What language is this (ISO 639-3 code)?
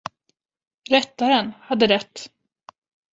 swe